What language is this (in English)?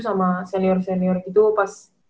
Indonesian